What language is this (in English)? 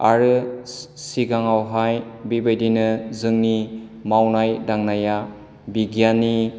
Bodo